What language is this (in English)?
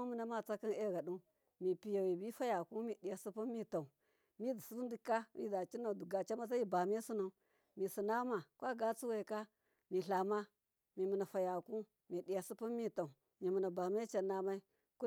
Miya